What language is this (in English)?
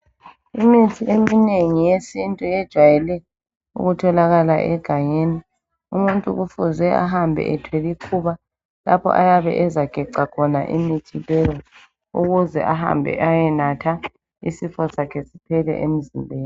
North Ndebele